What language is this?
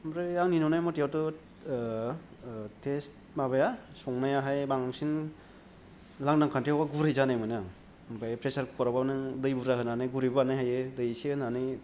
Bodo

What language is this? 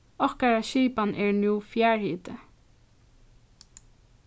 Faroese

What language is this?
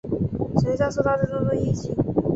Chinese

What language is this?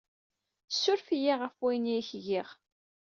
Kabyle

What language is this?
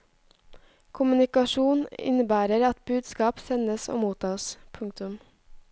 Norwegian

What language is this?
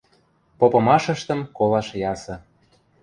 Western Mari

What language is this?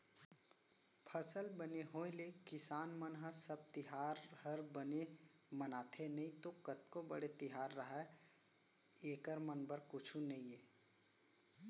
Chhattisgarhi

